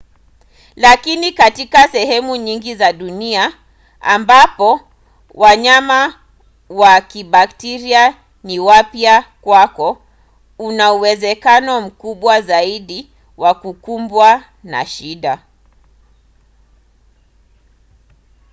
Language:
Swahili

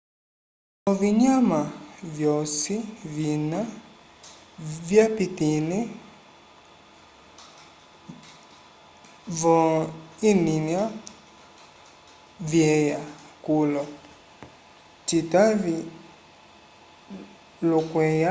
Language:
Umbundu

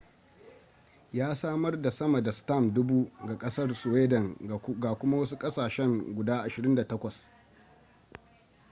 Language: Hausa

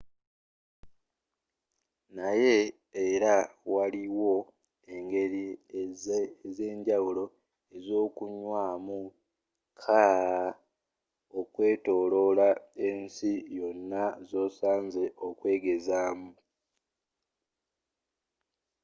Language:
Ganda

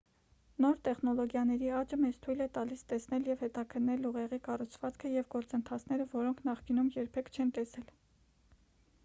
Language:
Armenian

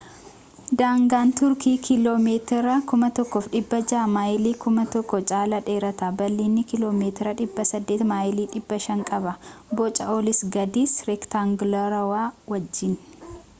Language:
Oromo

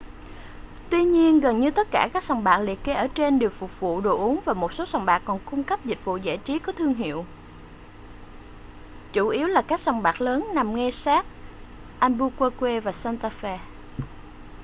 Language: Vietnamese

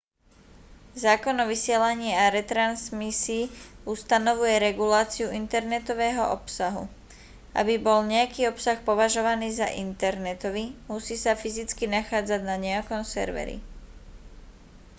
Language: Slovak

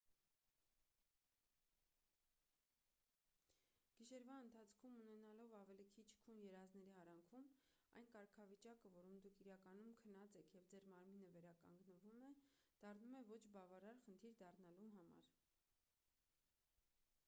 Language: Armenian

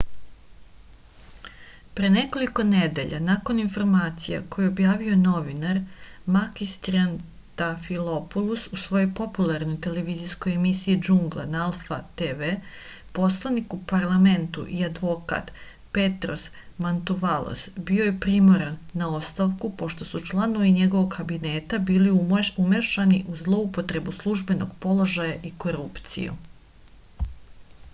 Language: Serbian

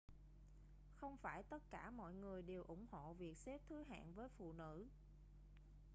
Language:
Vietnamese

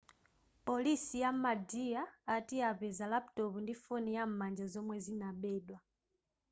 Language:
Nyanja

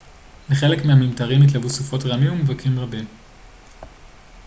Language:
Hebrew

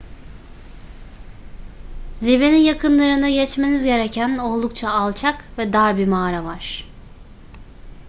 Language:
Turkish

